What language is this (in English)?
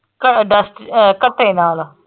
Punjabi